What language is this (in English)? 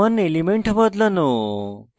Bangla